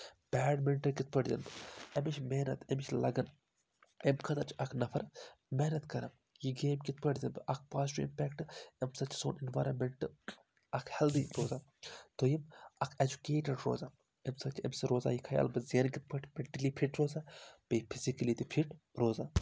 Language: Kashmiri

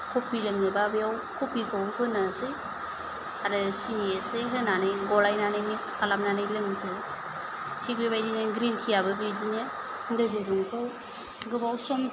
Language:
Bodo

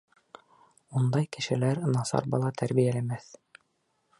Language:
Bashkir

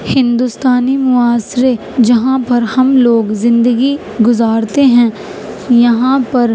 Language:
Urdu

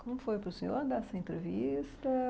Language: Portuguese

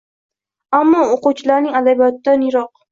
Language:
Uzbek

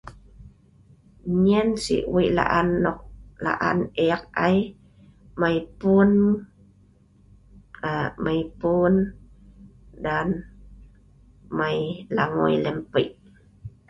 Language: Sa'ban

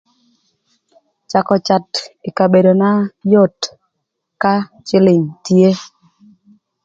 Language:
Thur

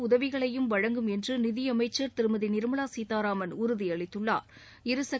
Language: Tamil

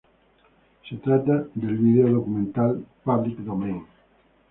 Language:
Spanish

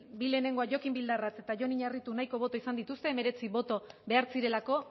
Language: Basque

